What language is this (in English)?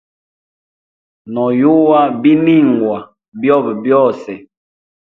Hemba